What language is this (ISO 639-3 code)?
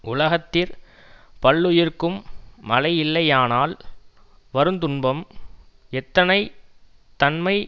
tam